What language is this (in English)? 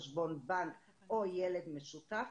Hebrew